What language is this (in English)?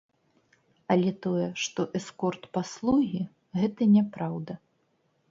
Belarusian